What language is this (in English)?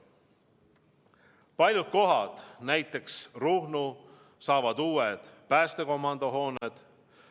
Estonian